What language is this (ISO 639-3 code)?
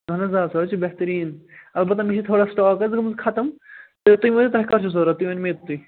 kas